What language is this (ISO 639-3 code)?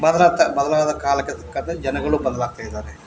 kan